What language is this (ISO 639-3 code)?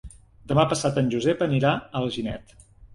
cat